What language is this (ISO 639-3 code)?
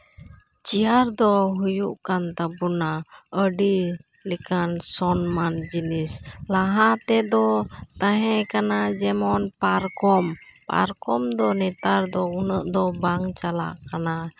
sat